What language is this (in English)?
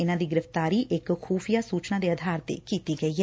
Punjabi